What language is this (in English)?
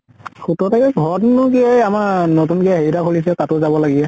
Assamese